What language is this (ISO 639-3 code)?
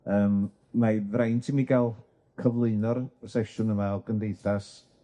cym